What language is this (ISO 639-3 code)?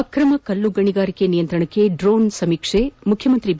kan